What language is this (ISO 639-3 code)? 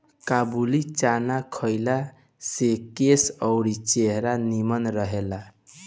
bho